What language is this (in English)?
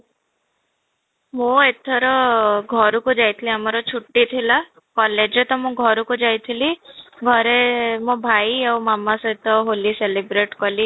Odia